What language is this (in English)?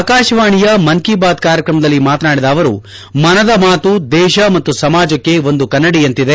Kannada